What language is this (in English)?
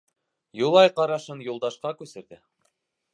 Bashkir